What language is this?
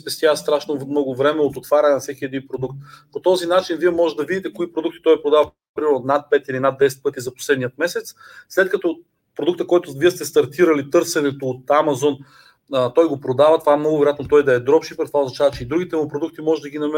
Bulgarian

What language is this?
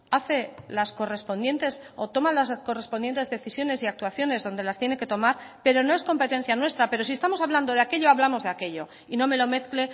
Spanish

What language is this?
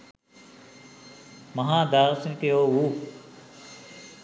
Sinhala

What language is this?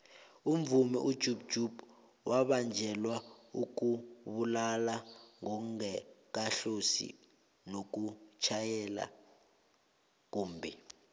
South Ndebele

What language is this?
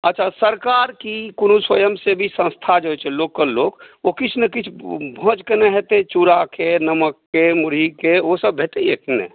Maithili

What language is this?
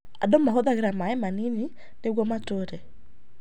Kikuyu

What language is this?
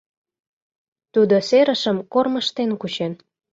Mari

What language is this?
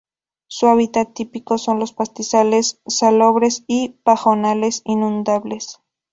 Spanish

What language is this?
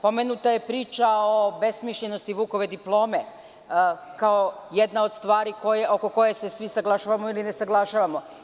Serbian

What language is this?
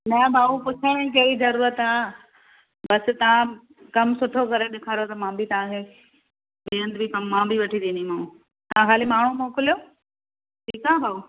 Sindhi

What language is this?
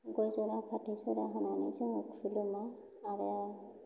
Bodo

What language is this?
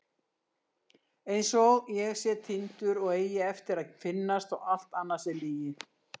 Icelandic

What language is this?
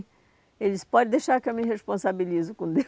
Portuguese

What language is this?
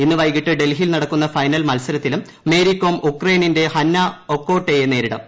Malayalam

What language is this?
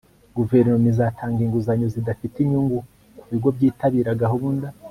Kinyarwanda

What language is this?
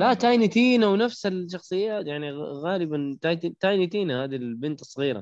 Arabic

